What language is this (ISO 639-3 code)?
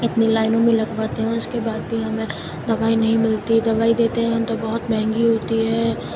urd